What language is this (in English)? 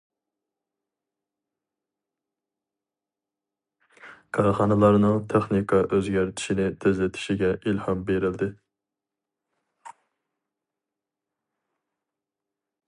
Uyghur